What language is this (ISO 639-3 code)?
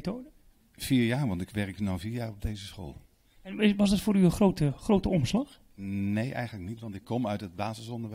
nld